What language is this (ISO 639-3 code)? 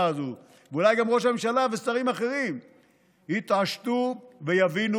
heb